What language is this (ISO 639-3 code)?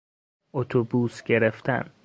fas